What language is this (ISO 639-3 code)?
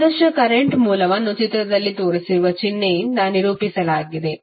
kan